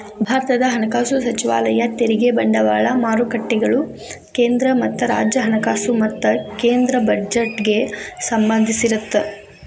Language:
Kannada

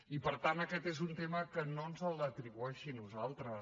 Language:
Catalan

